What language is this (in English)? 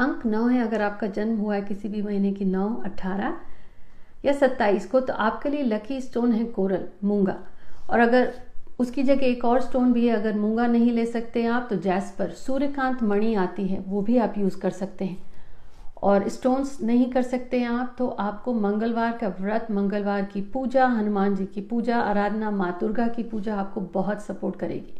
Hindi